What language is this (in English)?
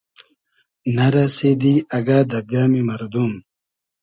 Hazaragi